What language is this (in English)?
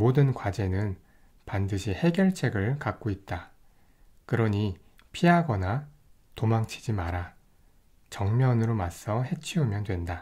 Korean